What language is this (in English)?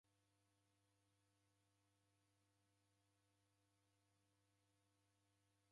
Taita